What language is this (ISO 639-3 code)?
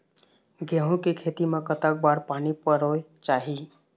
hne